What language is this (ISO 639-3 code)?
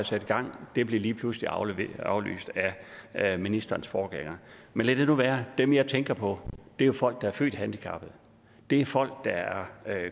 dan